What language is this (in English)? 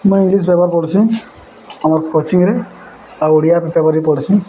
Odia